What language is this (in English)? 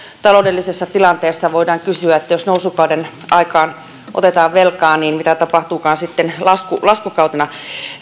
Finnish